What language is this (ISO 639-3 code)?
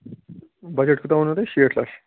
kas